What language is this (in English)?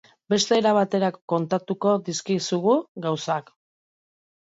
Basque